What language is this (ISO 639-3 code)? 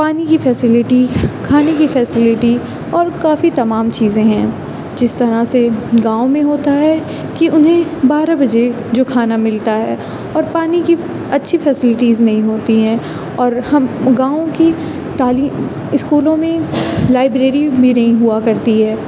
urd